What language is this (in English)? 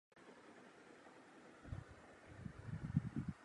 Urdu